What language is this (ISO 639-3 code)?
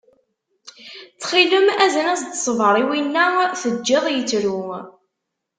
kab